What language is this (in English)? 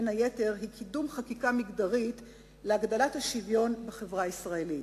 Hebrew